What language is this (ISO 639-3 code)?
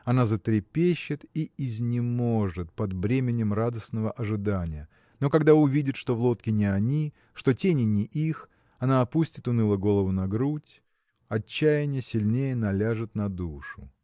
rus